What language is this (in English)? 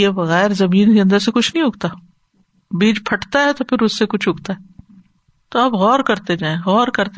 Urdu